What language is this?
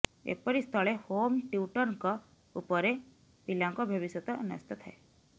Odia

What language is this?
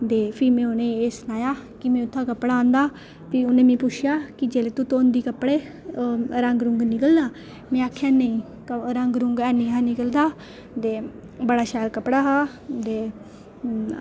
Dogri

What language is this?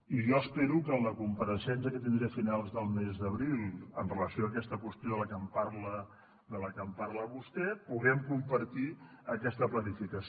Catalan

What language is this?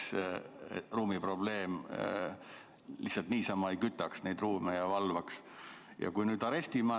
Estonian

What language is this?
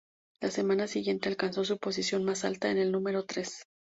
Spanish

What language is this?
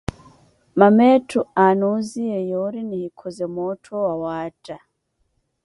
Koti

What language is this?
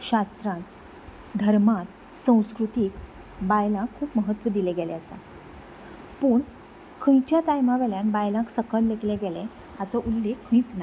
Konkani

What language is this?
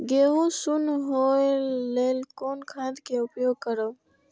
Maithili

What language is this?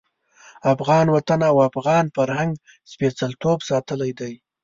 Pashto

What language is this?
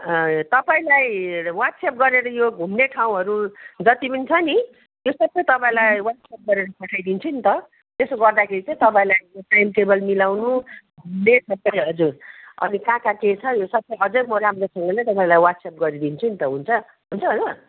Nepali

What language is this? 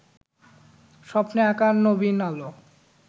Bangla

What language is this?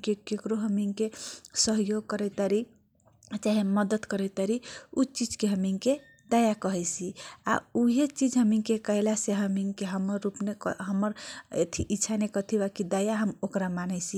Kochila Tharu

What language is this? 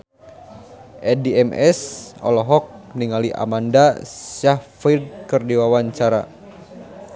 Sundanese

